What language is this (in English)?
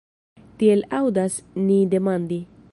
Esperanto